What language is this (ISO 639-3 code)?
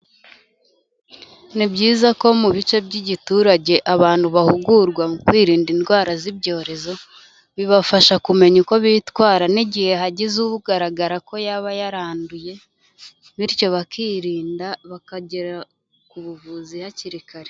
kin